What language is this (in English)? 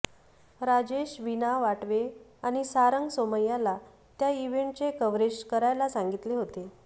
Marathi